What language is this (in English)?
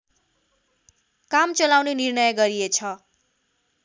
Nepali